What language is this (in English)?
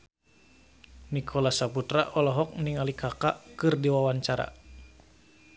Sundanese